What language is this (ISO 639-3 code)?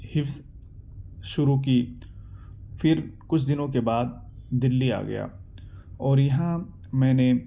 urd